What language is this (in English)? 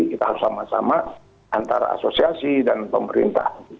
Indonesian